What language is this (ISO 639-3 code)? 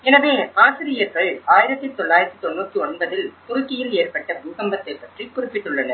tam